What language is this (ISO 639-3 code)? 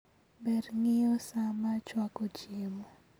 luo